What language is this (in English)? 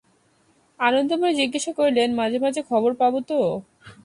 Bangla